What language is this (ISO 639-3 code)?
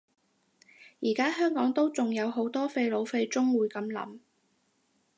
yue